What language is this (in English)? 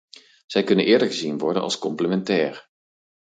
Dutch